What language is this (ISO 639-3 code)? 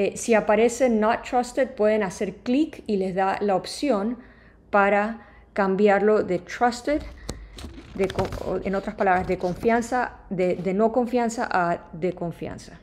spa